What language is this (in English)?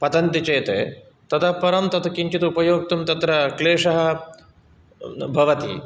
Sanskrit